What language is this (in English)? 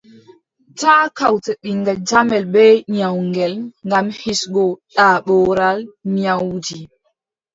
Adamawa Fulfulde